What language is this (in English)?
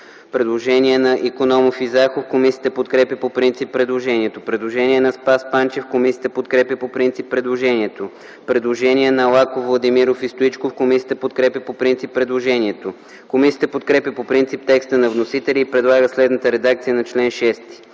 Bulgarian